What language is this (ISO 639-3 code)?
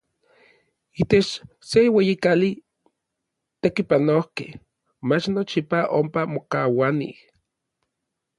nlv